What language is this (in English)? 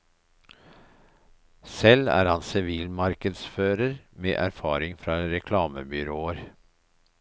Norwegian